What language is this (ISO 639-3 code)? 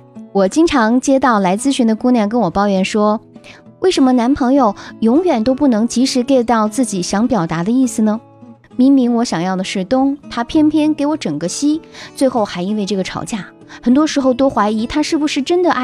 zho